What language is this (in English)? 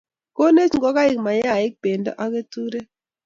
Kalenjin